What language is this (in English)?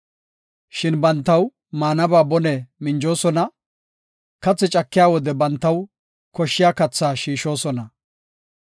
Gofa